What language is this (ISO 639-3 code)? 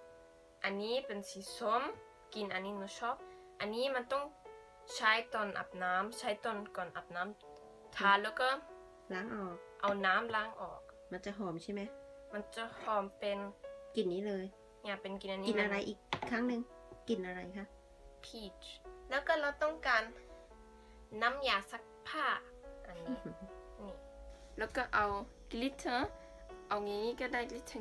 tha